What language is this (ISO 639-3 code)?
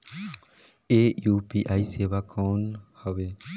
hne